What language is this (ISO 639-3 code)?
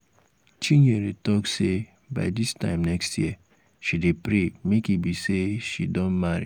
pcm